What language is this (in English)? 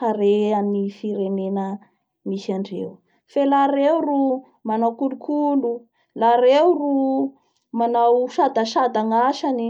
Bara Malagasy